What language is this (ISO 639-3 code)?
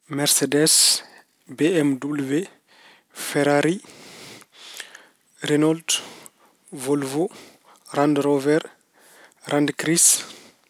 ful